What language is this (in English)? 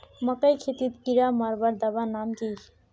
Magahi